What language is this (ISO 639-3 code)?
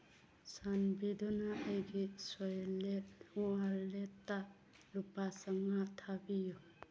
mni